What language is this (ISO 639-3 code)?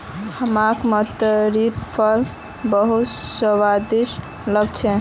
mag